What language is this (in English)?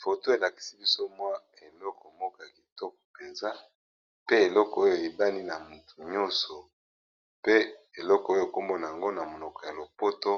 Lingala